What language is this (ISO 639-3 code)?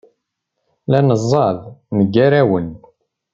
kab